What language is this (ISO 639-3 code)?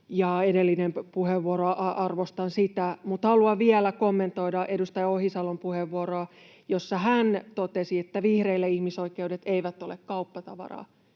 fin